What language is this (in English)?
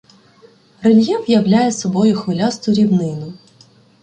Ukrainian